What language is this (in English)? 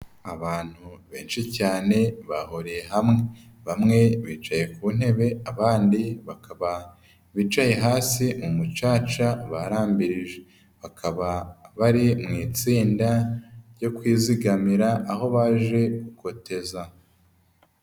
Kinyarwanda